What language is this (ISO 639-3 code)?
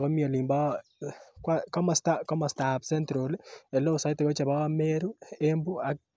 kln